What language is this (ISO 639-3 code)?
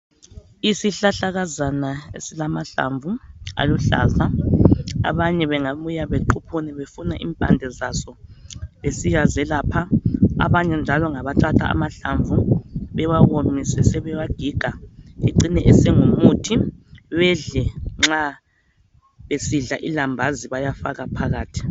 nde